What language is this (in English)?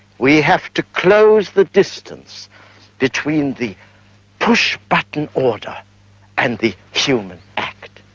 English